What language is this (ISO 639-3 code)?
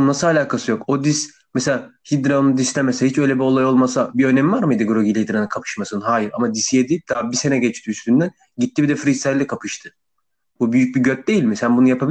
tur